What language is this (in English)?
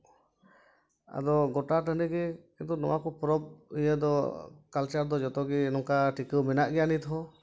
Santali